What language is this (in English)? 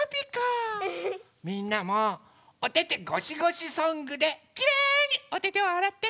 Japanese